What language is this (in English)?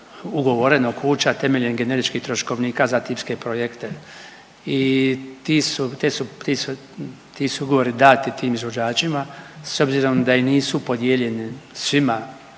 Croatian